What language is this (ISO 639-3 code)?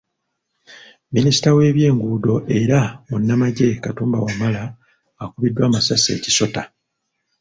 lug